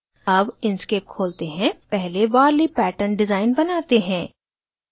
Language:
Hindi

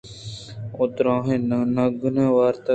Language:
Eastern Balochi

